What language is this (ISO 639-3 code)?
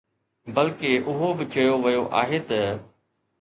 snd